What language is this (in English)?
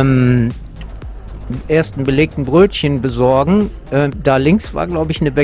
German